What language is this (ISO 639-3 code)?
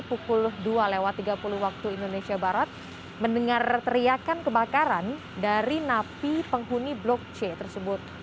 ind